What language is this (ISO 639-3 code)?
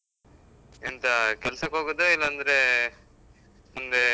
kan